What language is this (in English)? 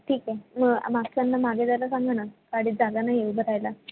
Marathi